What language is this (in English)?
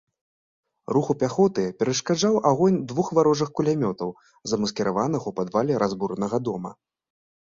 Belarusian